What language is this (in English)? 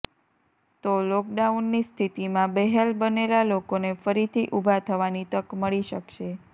Gujarati